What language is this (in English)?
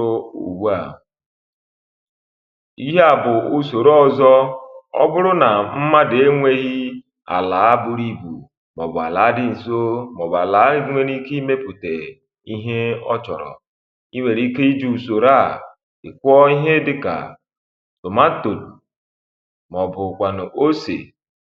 Igbo